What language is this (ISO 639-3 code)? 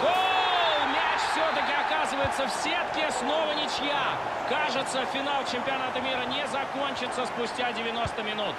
rus